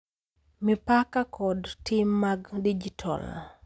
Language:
Luo (Kenya and Tanzania)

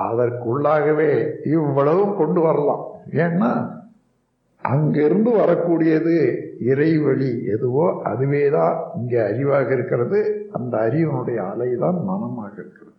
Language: Tamil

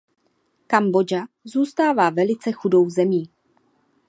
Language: Czech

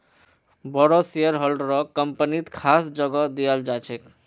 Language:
Magahi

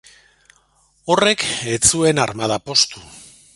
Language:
Basque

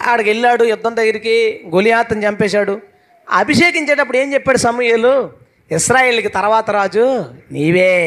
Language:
Telugu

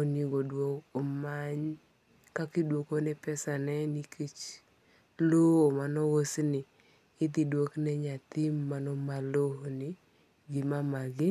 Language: Luo (Kenya and Tanzania)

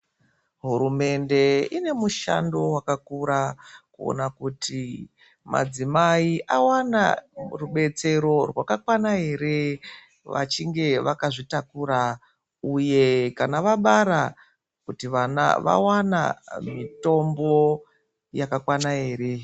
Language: Ndau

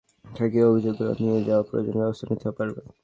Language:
Bangla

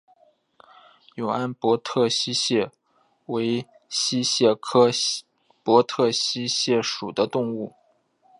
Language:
Chinese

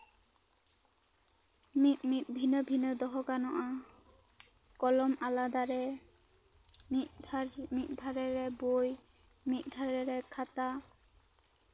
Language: Santali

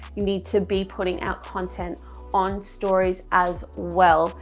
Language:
English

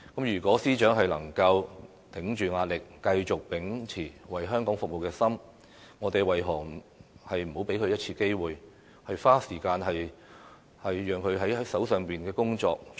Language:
Cantonese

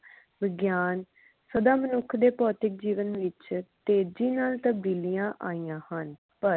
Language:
Punjabi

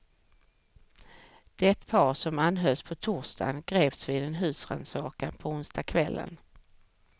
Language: Swedish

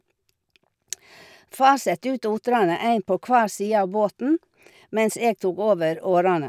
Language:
Norwegian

